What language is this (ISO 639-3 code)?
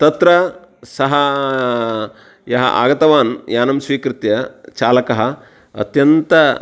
san